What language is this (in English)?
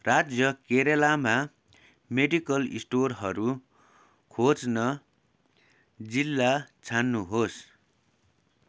Nepali